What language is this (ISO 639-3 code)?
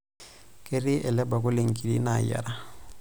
mas